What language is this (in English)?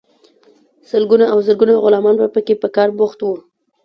Pashto